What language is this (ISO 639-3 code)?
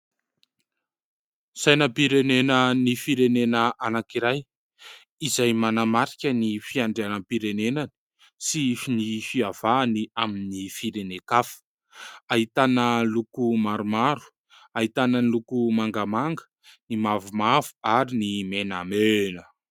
mlg